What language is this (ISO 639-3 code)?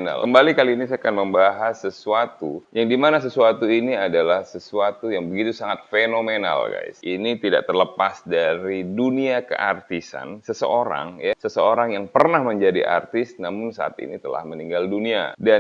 ind